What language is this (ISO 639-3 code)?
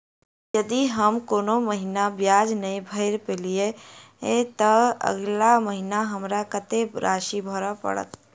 mai